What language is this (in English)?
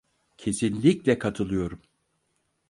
Turkish